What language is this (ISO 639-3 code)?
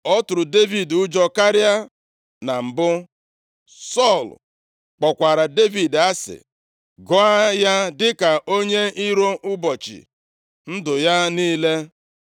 ibo